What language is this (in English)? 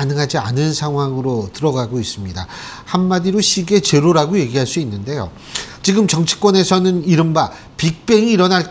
Korean